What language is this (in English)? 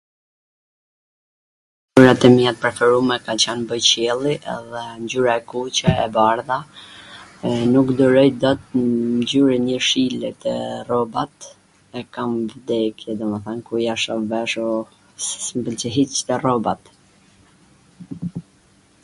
Gheg Albanian